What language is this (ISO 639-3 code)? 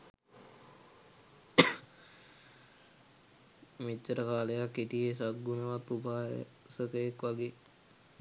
sin